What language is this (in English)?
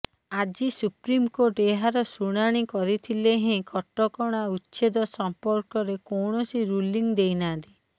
Odia